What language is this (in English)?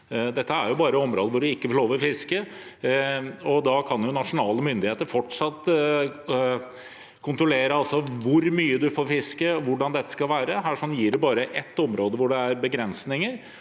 Norwegian